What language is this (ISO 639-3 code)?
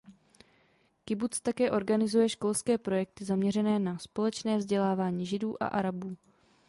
ces